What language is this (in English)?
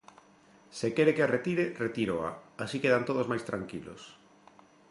Galician